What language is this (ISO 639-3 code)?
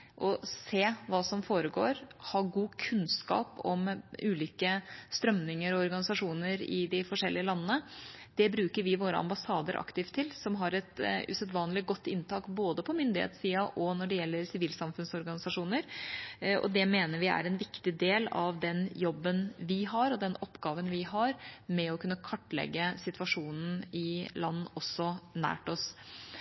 nob